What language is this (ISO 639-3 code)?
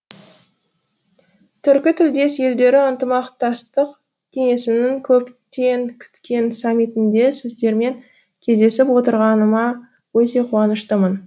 kaz